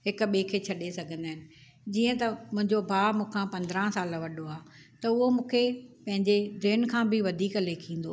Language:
Sindhi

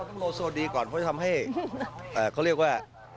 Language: Thai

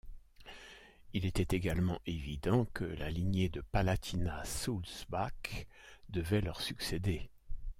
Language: French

